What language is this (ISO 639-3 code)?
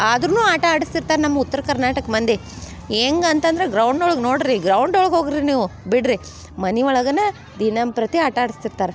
kan